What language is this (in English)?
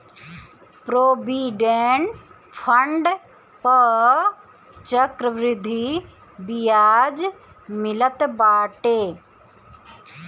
Bhojpuri